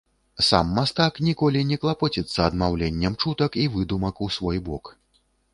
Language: Belarusian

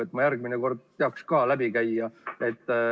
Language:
Estonian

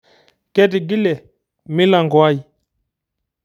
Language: Masai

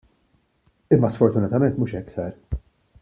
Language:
Maltese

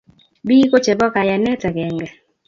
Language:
Kalenjin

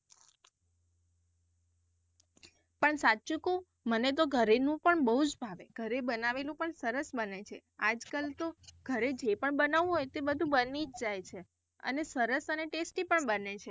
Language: Gujarati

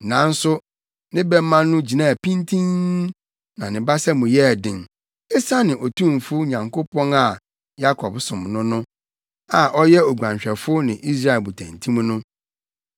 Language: Akan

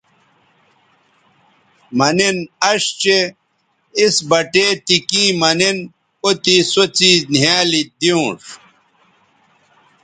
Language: Bateri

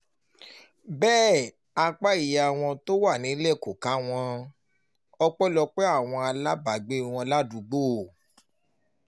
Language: Yoruba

